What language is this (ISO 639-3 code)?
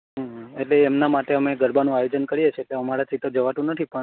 guj